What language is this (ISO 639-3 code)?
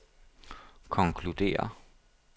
dan